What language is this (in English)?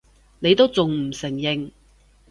Cantonese